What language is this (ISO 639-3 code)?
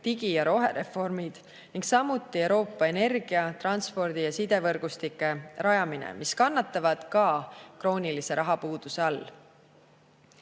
est